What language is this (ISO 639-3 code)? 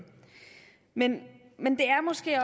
dan